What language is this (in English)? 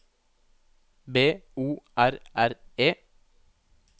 Norwegian